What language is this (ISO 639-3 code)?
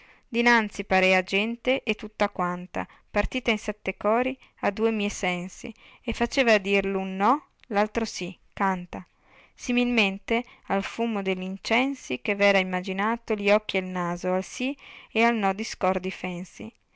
ita